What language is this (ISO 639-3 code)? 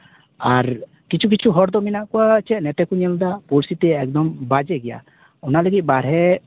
sat